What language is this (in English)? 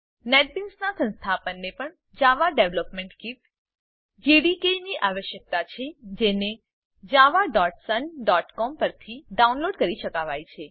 Gujarati